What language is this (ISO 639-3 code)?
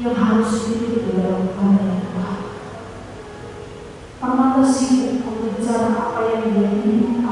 ind